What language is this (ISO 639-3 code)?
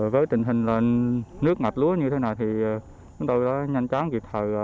vie